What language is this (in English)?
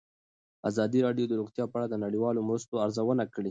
Pashto